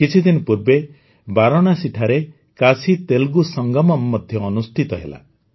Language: Odia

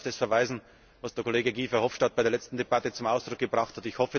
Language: German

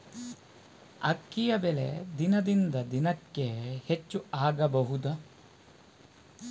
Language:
Kannada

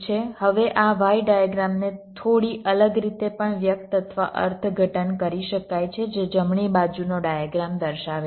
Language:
Gujarati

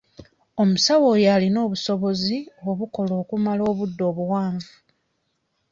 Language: Ganda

